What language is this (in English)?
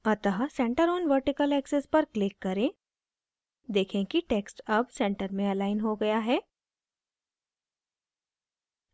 Hindi